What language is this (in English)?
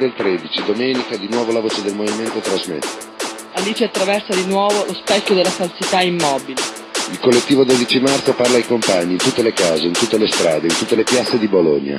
Italian